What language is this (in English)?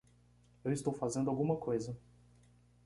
Portuguese